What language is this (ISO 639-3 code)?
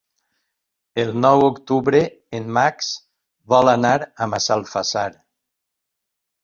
cat